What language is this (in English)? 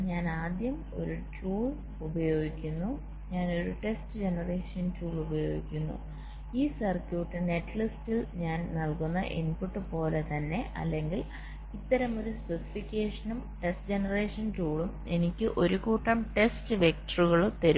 Malayalam